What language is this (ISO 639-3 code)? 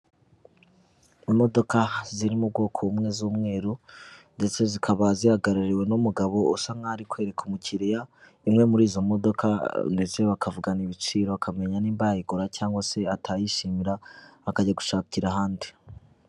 kin